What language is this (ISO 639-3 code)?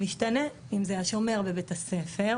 heb